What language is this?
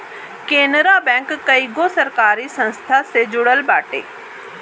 Bhojpuri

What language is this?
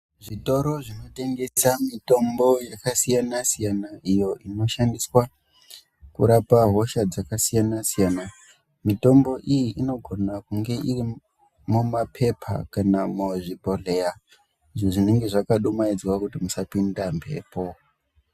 Ndau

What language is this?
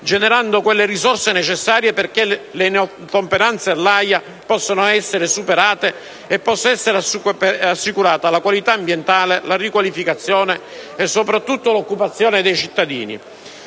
Italian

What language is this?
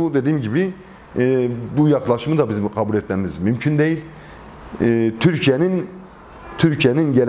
Turkish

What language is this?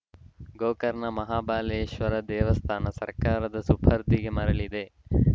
Kannada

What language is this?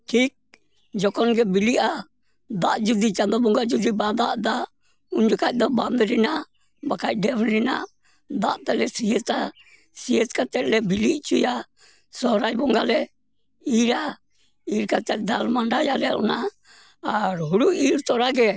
Santali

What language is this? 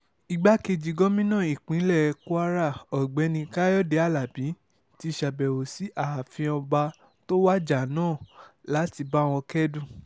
Yoruba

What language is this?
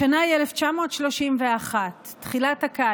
Hebrew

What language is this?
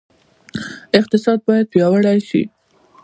Pashto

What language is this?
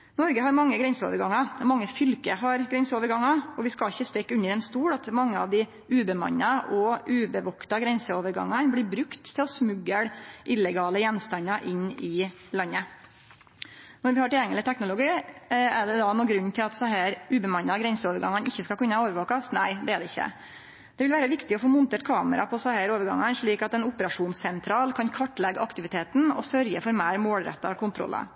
Norwegian Nynorsk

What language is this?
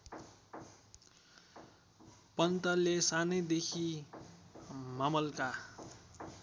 Nepali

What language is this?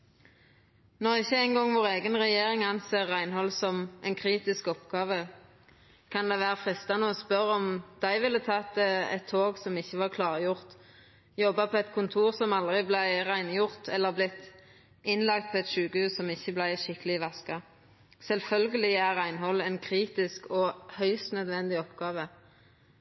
Norwegian Nynorsk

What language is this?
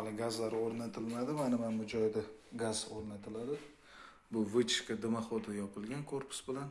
Turkish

